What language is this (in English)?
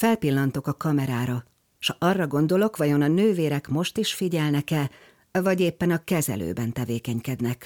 Hungarian